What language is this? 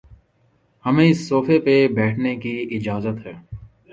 Urdu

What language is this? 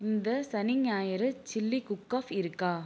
Tamil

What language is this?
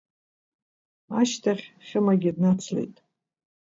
Abkhazian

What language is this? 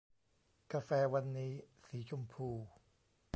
Thai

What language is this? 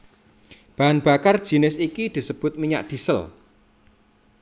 Javanese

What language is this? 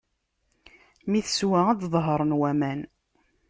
Kabyle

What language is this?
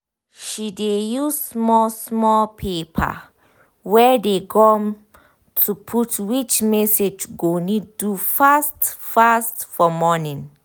Nigerian Pidgin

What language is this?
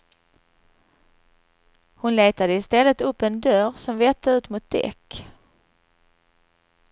Swedish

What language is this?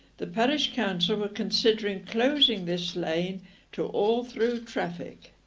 English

